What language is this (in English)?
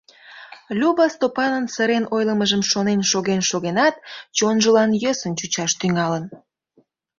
Mari